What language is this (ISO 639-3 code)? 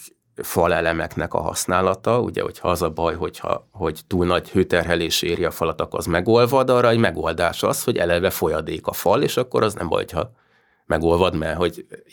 hun